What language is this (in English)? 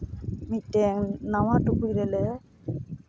Santali